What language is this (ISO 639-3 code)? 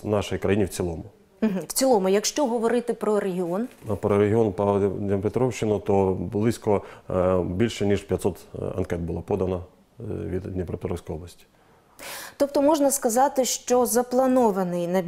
ukr